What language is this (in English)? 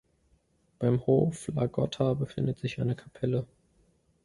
German